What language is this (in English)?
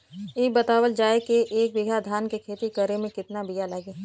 Bhojpuri